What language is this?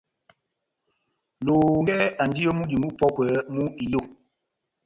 Batanga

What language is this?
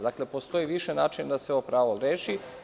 Serbian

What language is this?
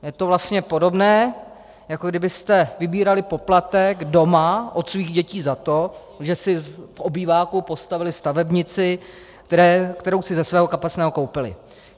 Czech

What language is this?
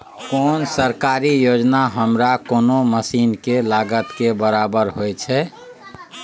Maithili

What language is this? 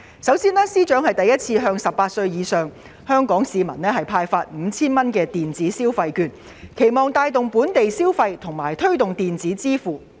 Cantonese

